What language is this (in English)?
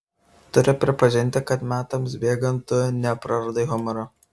Lithuanian